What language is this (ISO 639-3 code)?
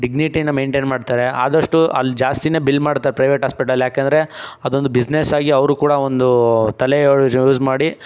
kan